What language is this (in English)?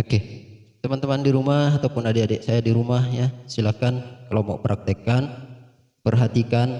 Indonesian